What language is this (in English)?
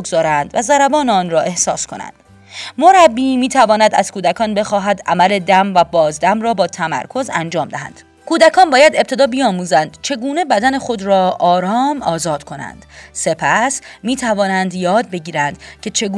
Persian